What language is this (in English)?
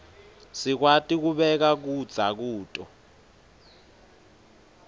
Swati